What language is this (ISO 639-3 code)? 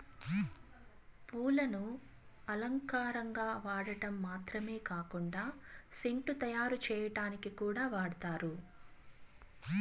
tel